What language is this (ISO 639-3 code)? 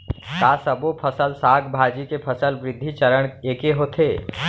hne